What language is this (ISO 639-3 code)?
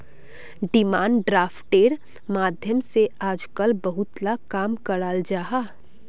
mag